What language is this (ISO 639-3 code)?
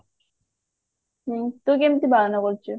ori